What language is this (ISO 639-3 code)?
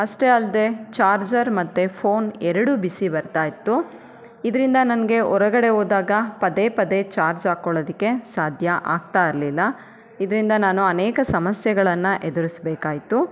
kan